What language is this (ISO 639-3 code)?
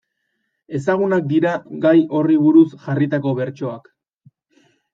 eus